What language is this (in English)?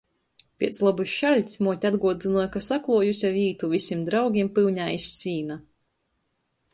Latgalian